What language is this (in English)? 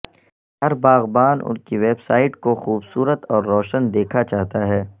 Urdu